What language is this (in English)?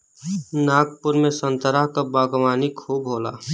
Bhojpuri